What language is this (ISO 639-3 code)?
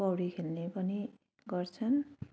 nep